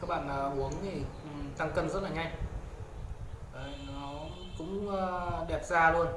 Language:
Vietnamese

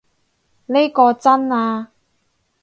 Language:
Cantonese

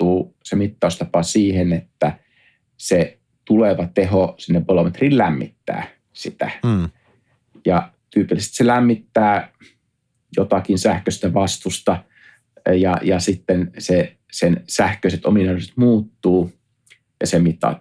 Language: Finnish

